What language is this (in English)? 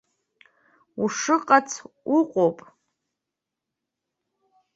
Abkhazian